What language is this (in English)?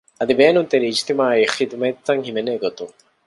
Divehi